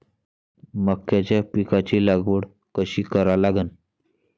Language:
Marathi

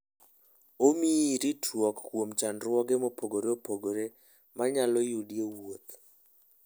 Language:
Luo (Kenya and Tanzania)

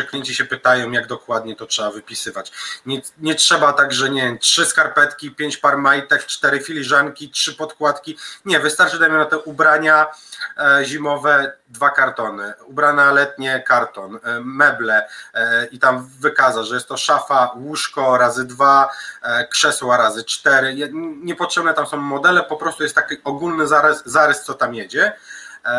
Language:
Polish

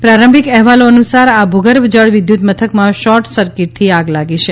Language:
Gujarati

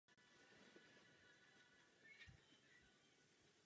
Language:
Czech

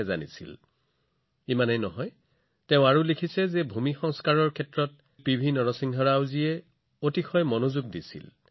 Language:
Assamese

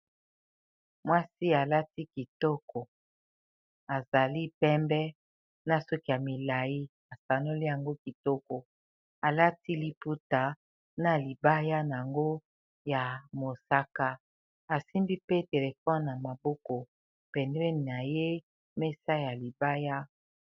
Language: Lingala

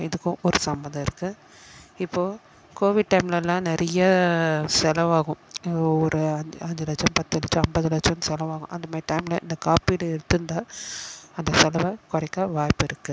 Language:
Tamil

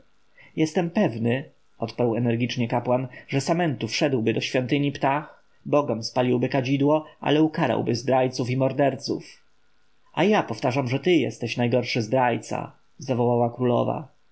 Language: Polish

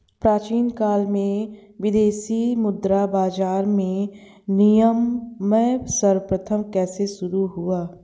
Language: Hindi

